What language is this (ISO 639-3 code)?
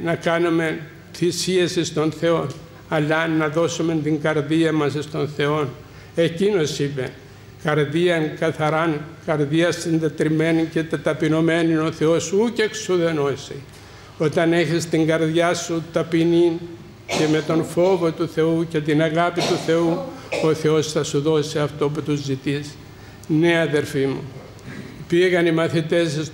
ell